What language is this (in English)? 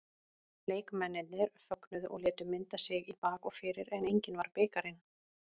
Icelandic